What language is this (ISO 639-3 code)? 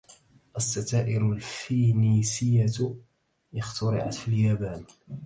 ara